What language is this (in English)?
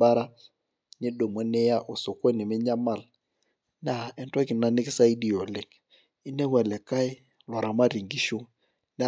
Masai